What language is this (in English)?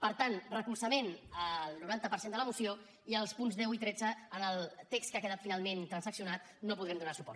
Catalan